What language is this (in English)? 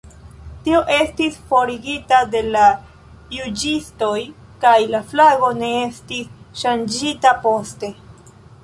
Esperanto